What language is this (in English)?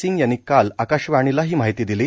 Marathi